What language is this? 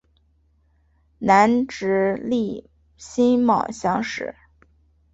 Chinese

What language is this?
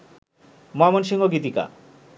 Bangla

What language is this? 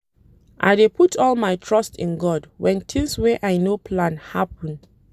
Nigerian Pidgin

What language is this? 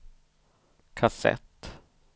Swedish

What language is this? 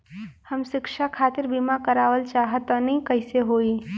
Bhojpuri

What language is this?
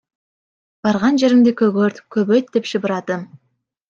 Kyrgyz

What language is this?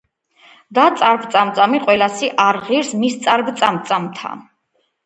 Georgian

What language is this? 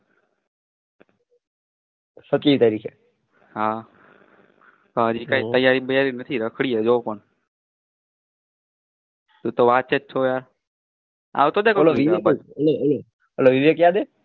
Gujarati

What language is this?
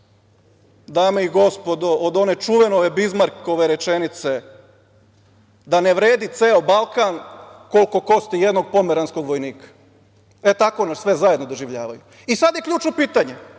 Serbian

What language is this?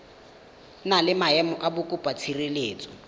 Tswana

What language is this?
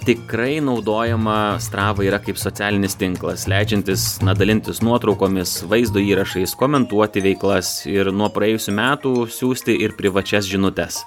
Lithuanian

